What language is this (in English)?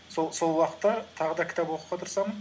Kazakh